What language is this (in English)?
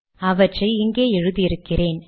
Tamil